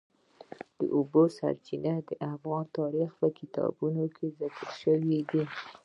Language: Pashto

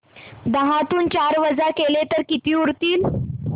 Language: Marathi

